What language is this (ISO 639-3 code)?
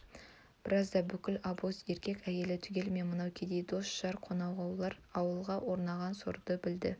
kaz